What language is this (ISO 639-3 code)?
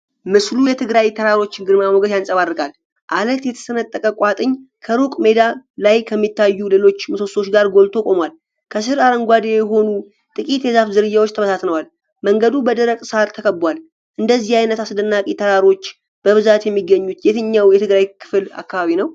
amh